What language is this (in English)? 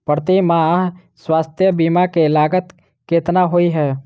Maithili